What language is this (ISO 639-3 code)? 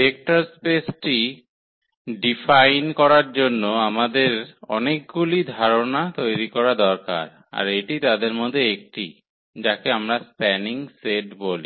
ben